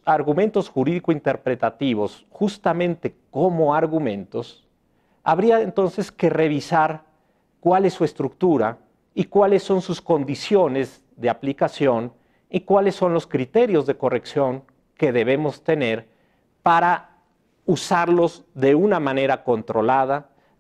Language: Spanish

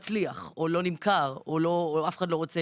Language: Hebrew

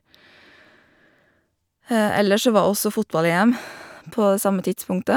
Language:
Norwegian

